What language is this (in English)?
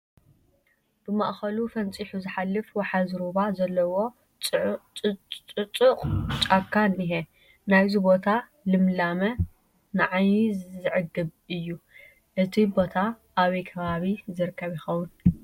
Tigrinya